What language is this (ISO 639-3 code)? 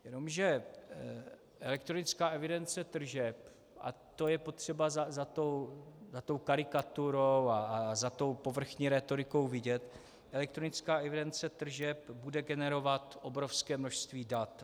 ces